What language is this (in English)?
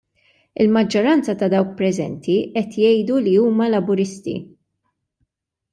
Maltese